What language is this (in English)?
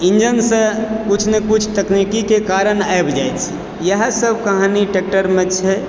Maithili